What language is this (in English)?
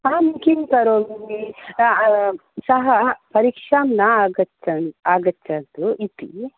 Sanskrit